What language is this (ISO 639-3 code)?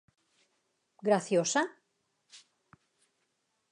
glg